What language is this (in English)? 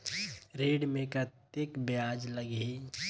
Chhattisgarhi